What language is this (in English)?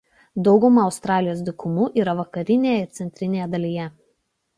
Lithuanian